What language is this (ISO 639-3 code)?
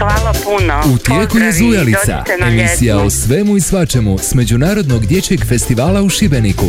hrv